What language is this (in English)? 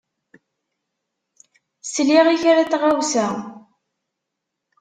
Kabyle